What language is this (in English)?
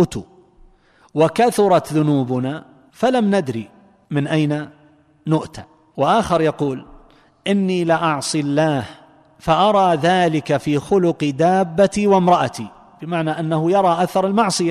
Arabic